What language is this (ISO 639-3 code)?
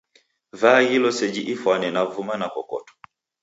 dav